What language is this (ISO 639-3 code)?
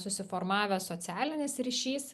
lit